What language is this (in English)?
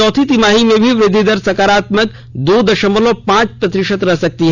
Hindi